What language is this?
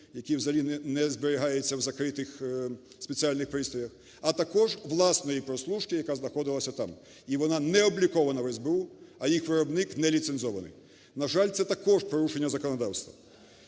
Ukrainian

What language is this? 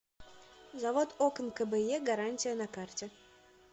Russian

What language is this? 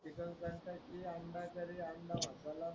Marathi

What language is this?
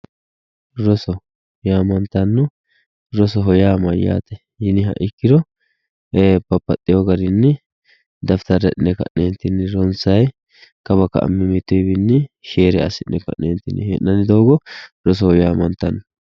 Sidamo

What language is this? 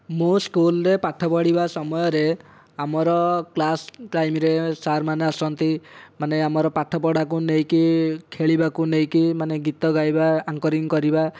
Odia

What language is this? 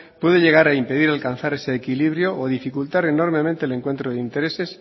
Spanish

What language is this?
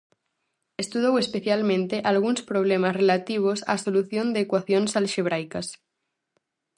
Galician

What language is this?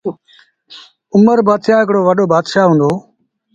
Sindhi Bhil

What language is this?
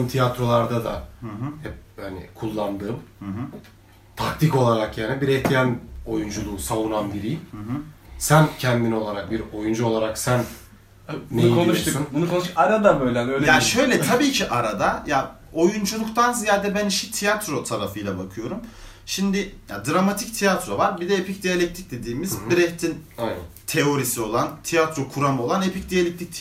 Turkish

